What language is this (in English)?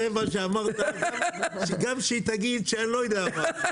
Hebrew